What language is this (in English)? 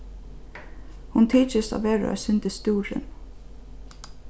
Faroese